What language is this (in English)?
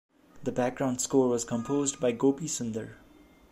English